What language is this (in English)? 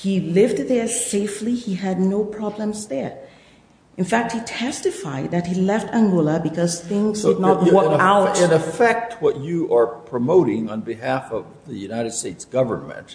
English